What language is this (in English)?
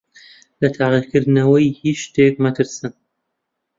Central Kurdish